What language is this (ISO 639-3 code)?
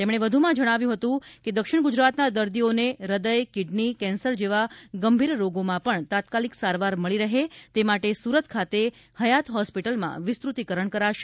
guj